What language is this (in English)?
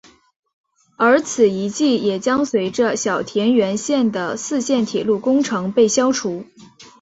Chinese